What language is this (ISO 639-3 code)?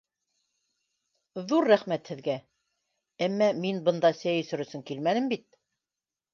bak